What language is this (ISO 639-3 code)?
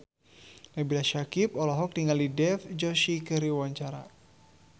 sun